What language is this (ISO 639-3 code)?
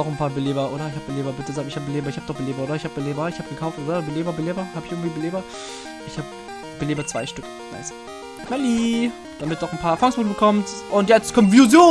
deu